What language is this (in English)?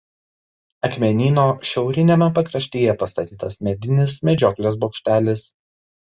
Lithuanian